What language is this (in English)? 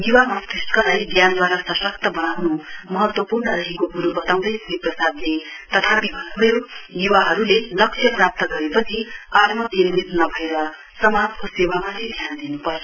Nepali